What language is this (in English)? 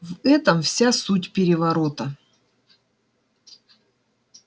Russian